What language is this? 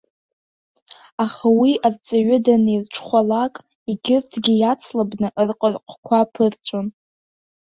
Abkhazian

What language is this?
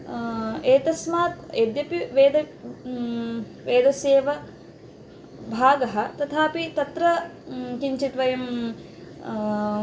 Sanskrit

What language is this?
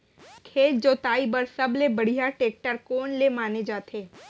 Chhattisgarhi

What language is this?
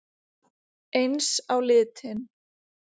Icelandic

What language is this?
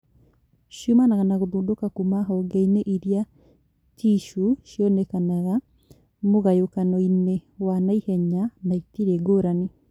Kikuyu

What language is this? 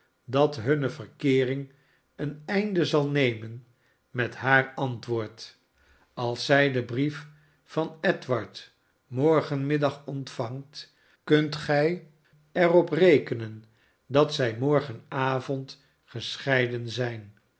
Dutch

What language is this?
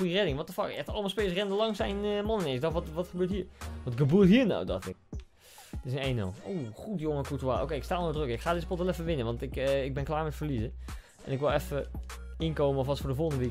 Dutch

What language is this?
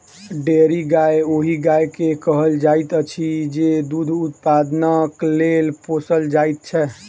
Maithili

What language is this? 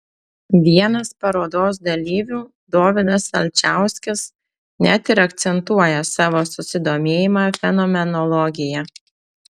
Lithuanian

